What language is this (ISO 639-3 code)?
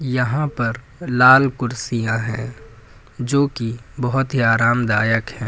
hin